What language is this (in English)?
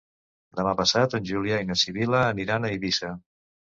Catalan